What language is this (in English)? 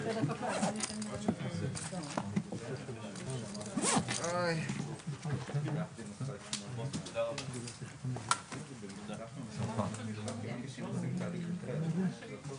Hebrew